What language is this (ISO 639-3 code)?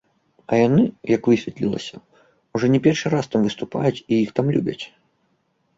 bel